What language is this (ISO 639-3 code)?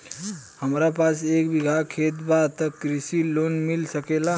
bho